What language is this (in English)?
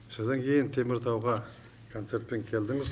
Kazakh